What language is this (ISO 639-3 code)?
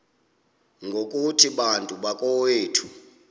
xho